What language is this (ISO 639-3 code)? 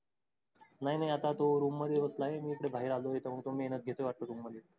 mar